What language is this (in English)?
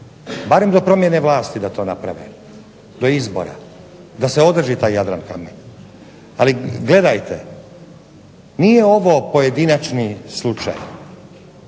Croatian